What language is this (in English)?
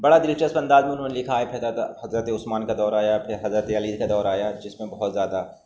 Urdu